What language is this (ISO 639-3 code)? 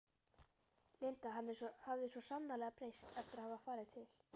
isl